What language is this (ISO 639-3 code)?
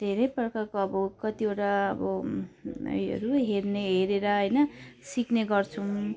nep